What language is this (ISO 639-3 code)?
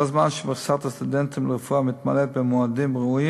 heb